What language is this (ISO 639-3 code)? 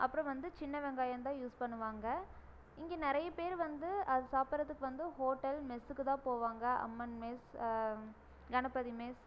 tam